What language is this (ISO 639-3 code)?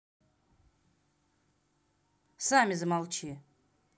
rus